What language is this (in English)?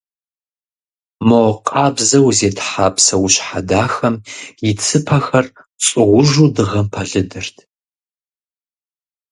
Kabardian